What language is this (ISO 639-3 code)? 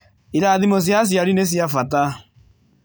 kik